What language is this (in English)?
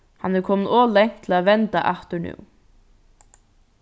Faroese